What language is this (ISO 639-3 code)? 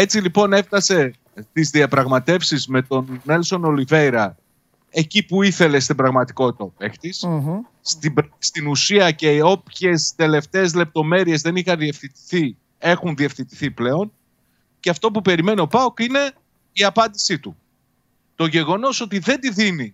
ell